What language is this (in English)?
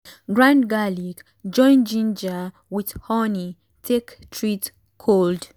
Nigerian Pidgin